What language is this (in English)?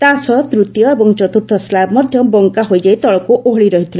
Odia